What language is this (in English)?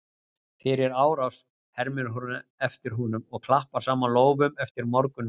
Icelandic